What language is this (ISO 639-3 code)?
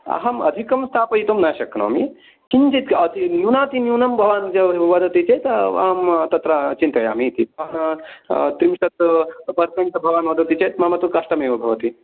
san